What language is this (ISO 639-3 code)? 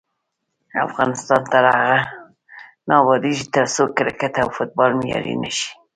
pus